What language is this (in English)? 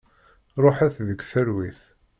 Kabyle